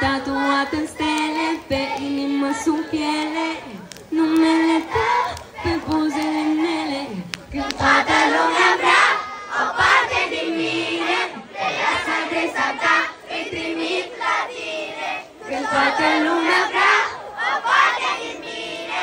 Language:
Romanian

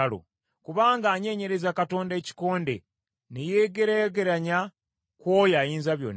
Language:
Ganda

